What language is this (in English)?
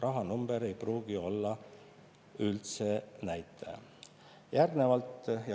Estonian